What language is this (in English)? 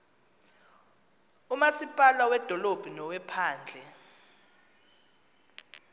Xhosa